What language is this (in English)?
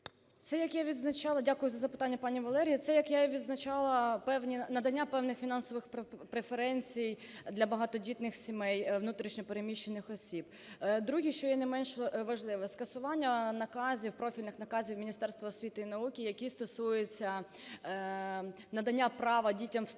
Ukrainian